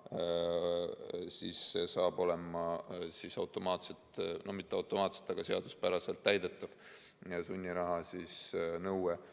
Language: Estonian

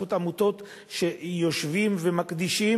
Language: Hebrew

